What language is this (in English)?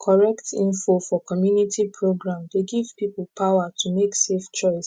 Nigerian Pidgin